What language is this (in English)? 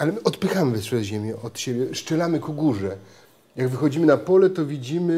Polish